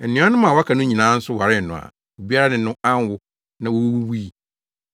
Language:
Akan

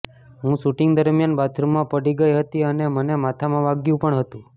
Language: Gujarati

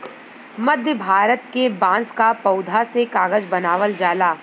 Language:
Bhojpuri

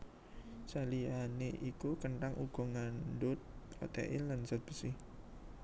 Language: Javanese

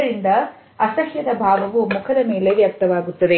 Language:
Kannada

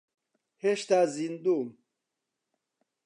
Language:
Central Kurdish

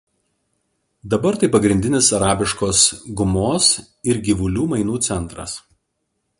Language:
Lithuanian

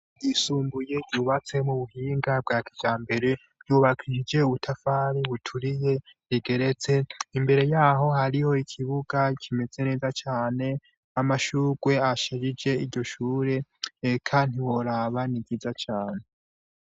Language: Rundi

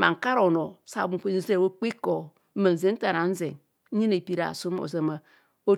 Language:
Kohumono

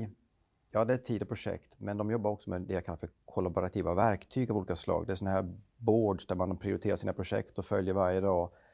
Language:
Swedish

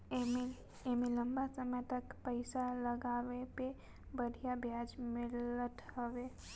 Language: Bhojpuri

